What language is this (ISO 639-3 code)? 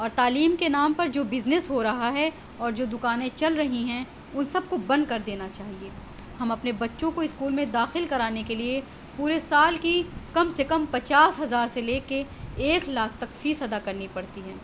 urd